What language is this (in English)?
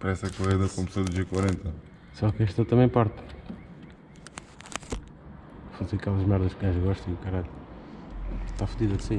Portuguese